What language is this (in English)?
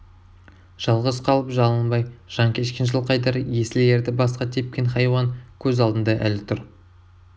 Kazakh